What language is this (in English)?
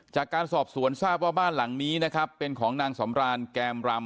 Thai